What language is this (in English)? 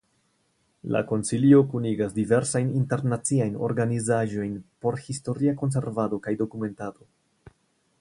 Esperanto